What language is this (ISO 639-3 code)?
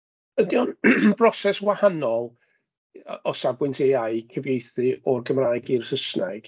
cym